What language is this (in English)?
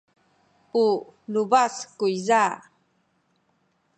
Sakizaya